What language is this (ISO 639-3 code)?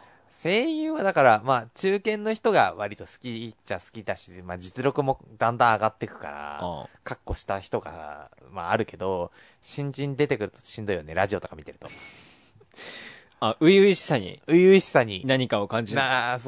jpn